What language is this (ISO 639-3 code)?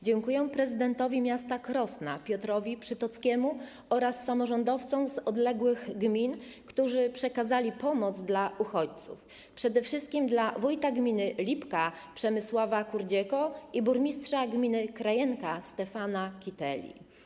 pol